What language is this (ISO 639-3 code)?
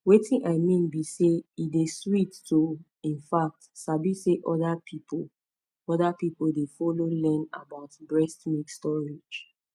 pcm